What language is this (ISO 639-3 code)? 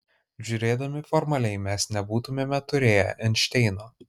lit